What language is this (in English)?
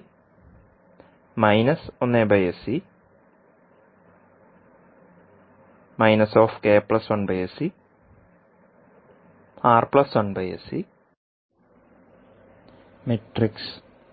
Malayalam